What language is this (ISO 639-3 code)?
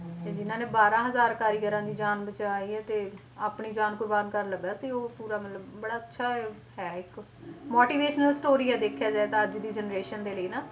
pan